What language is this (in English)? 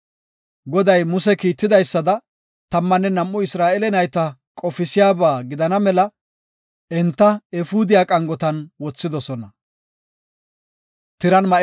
Gofa